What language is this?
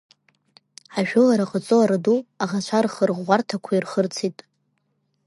Abkhazian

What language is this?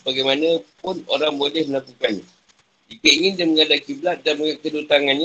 Malay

